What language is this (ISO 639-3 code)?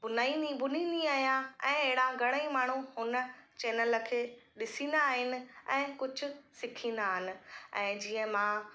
snd